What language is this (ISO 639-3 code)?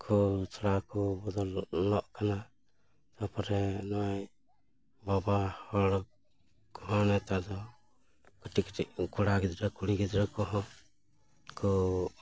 sat